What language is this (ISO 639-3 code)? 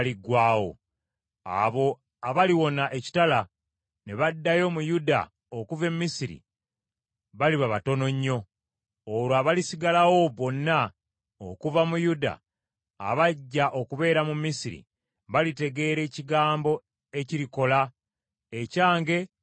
lug